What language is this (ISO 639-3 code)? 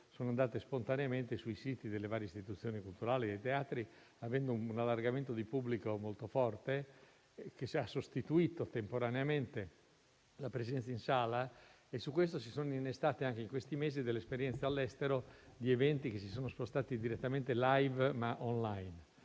ita